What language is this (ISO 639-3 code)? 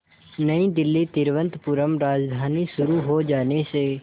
hin